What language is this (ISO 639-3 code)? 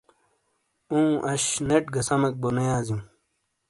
scl